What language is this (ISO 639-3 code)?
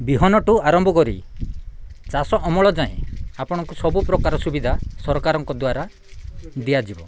ori